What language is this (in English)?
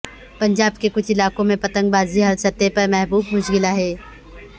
Urdu